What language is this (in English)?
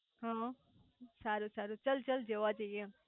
Gujarati